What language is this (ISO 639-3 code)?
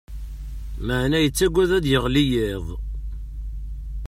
kab